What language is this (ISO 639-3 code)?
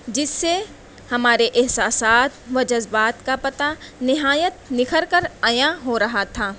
urd